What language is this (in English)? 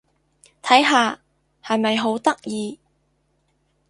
Cantonese